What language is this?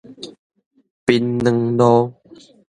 Min Nan Chinese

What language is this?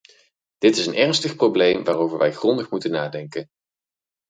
Dutch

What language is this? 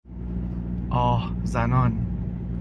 Persian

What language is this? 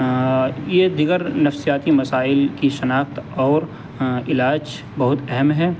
Urdu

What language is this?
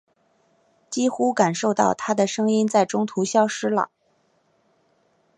Chinese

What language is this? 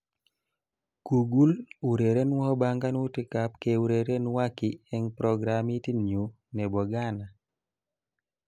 Kalenjin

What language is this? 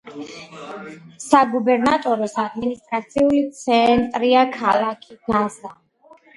Georgian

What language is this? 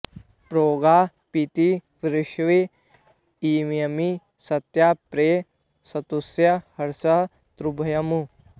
Sanskrit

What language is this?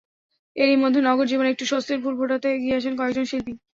Bangla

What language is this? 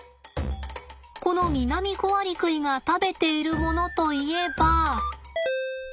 Japanese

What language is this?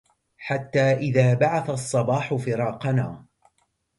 Arabic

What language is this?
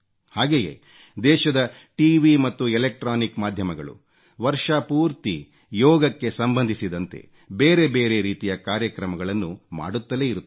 Kannada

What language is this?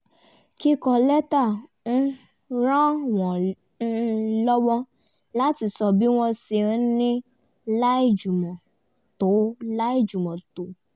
Yoruba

